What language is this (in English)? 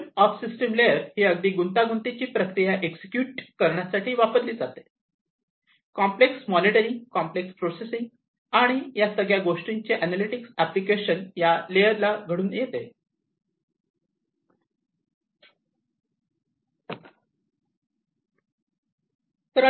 Marathi